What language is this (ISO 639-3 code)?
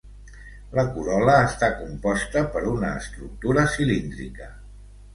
cat